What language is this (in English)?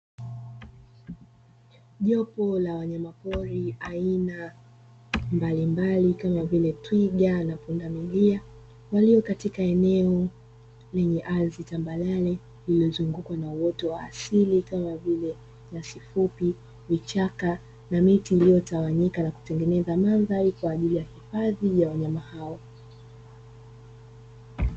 Swahili